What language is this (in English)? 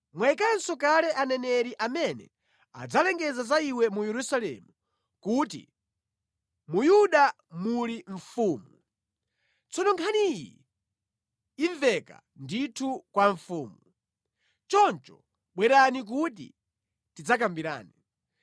Nyanja